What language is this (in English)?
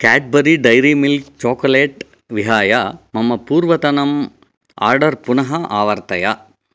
Sanskrit